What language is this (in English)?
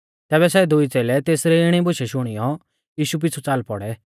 Mahasu Pahari